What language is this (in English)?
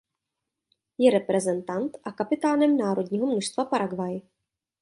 Czech